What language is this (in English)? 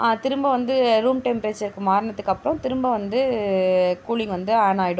Tamil